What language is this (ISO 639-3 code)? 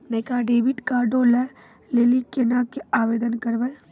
mai